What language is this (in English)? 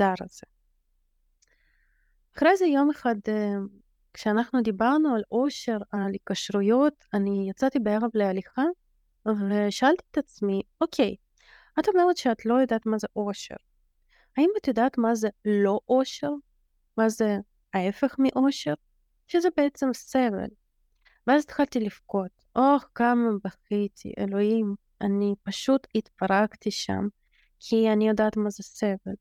Hebrew